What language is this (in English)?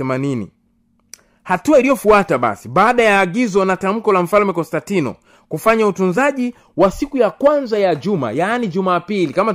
Swahili